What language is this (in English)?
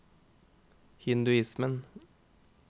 Norwegian